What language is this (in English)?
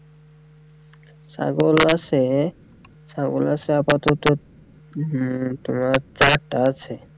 Bangla